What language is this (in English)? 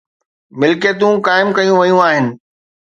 Sindhi